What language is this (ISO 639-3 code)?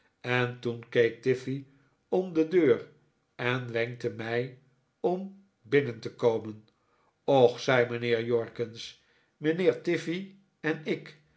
nld